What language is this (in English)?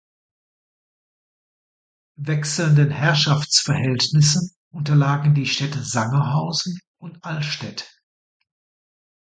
German